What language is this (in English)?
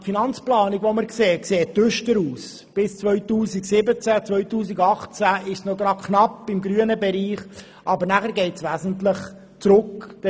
Swiss German